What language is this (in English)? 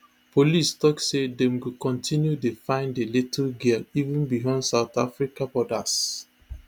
Nigerian Pidgin